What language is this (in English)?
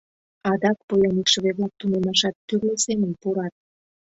Mari